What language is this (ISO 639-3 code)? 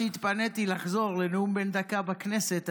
heb